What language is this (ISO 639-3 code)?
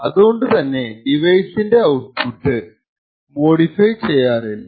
mal